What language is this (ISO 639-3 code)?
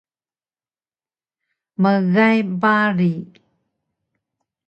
trv